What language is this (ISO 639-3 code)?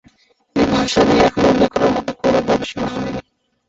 ben